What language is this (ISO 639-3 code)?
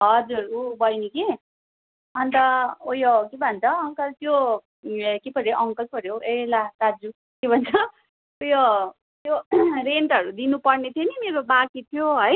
nep